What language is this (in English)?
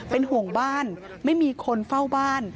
Thai